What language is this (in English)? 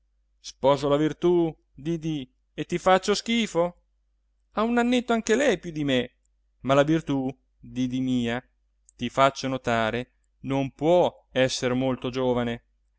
Italian